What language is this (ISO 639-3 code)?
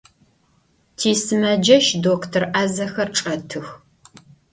ady